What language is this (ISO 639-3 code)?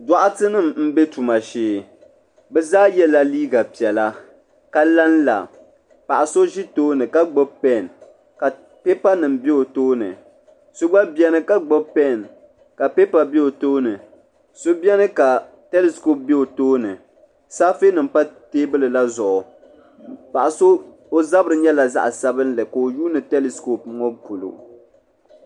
dag